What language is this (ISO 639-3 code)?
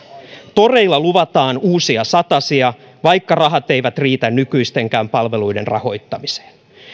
fin